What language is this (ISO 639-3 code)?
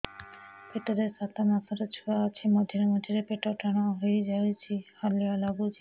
ori